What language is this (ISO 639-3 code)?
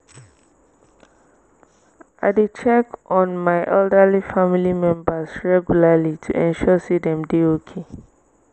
pcm